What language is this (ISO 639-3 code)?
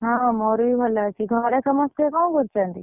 ori